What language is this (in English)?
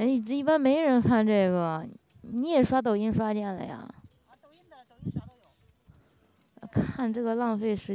Chinese